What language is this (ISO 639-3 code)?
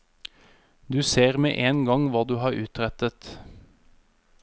nor